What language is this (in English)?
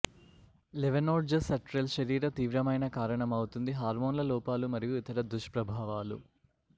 Telugu